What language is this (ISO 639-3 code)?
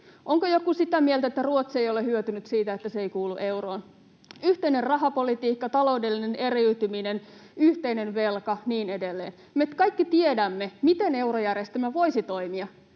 fin